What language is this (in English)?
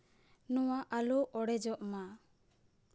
Santali